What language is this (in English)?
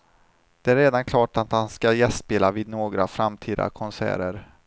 Swedish